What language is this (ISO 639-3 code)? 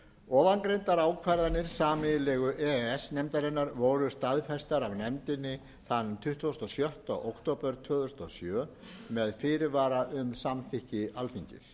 isl